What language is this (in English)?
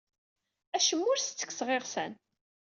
Kabyle